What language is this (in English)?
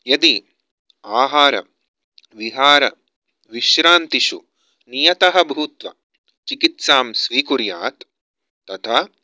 Sanskrit